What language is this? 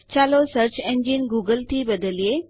Gujarati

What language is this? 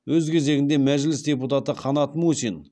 Kazakh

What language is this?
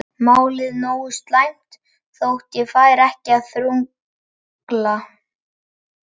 Icelandic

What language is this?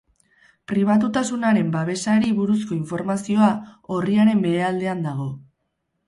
Basque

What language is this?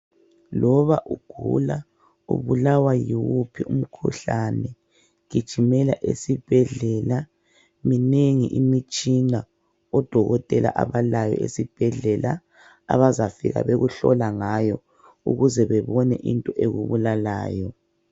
North Ndebele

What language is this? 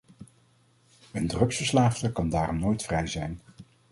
Dutch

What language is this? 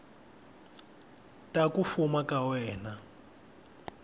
Tsonga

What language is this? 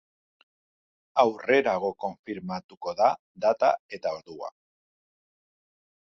Basque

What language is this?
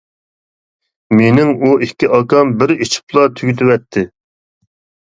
Uyghur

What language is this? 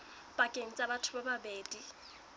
Southern Sotho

